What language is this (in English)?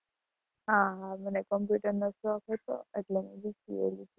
Gujarati